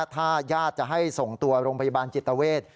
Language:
Thai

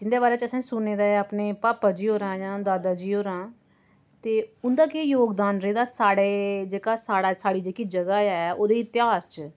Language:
Dogri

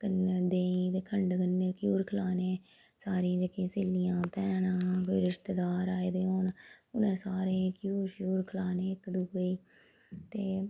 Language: Dogri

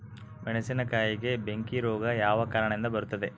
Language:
Kannada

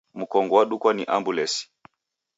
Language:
Taita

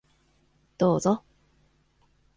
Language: Japanese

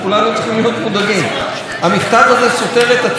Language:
Hebrew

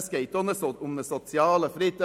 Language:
Swiss German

